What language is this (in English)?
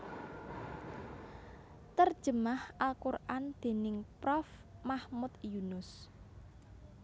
Javanese